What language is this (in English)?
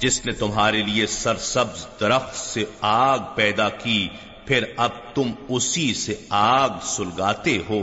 Urdu